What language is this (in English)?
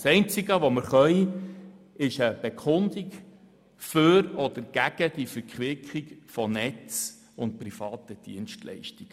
Swiss German